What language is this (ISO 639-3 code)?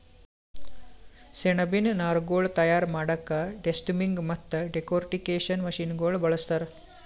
kan